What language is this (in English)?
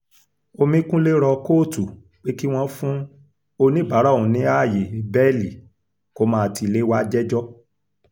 Yoruba